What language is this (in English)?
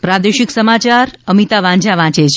Gujarati